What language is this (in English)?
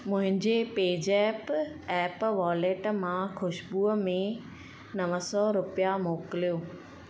Sindhi